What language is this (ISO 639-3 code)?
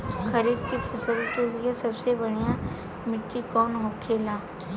bho